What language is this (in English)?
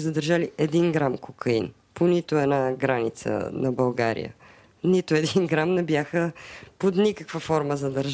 Bulgarian